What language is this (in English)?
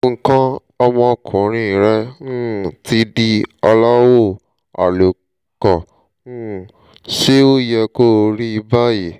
Yoruba